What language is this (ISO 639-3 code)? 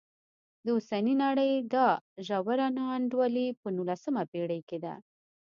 pus